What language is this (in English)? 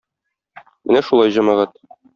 Tatar